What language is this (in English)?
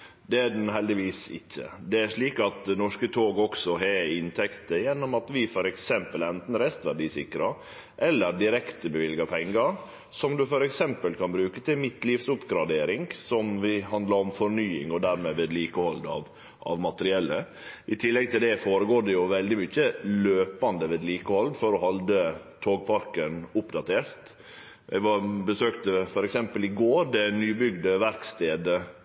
Norwegian Nynorsk